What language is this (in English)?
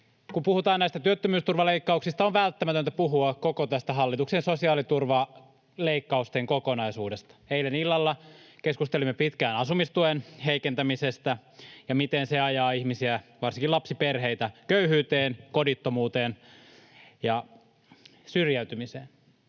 Finnish